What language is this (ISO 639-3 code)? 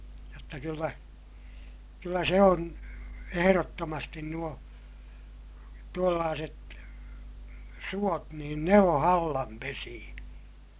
fin